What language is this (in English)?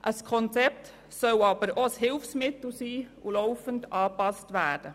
Swiss German